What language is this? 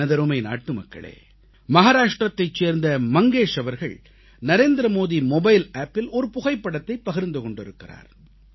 Tamil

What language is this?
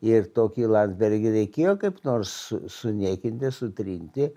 Lithuanian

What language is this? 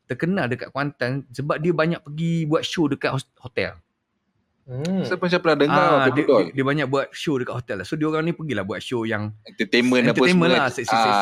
Malay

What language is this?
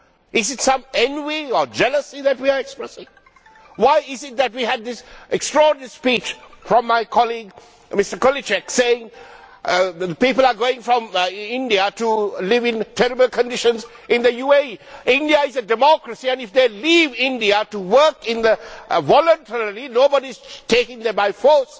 English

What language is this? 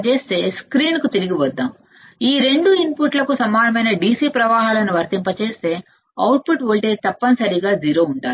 Telugu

